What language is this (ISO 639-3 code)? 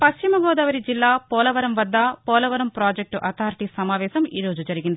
tel